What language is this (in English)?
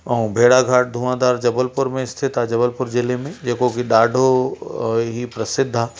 Sindhi